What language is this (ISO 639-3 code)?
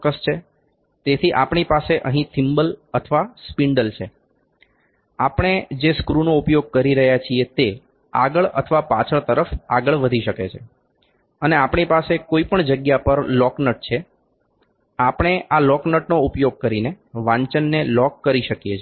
guj